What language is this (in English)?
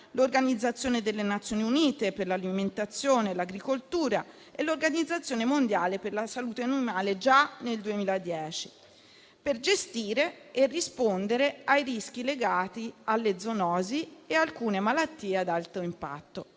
Italian